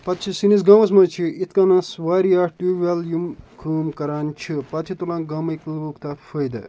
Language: Kashmiri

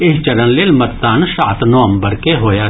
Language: Maithili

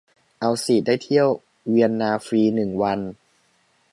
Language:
Thai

